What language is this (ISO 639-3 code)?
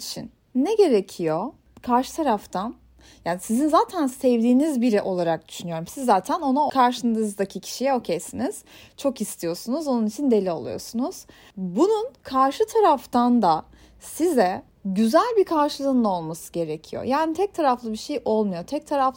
tur